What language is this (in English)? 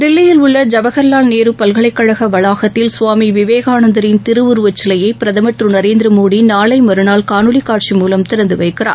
Tamil